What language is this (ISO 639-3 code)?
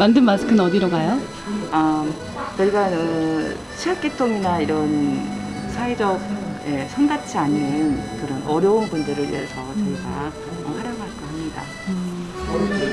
kor